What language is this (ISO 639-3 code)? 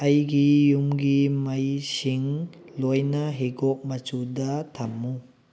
mni